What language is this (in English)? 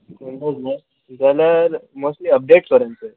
Konkani